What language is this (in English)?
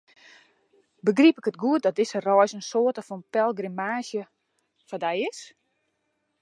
Western Frisian